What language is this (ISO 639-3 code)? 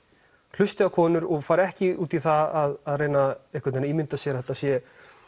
isl